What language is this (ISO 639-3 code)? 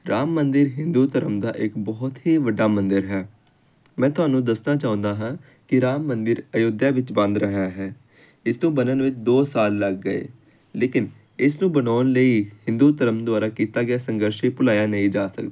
pan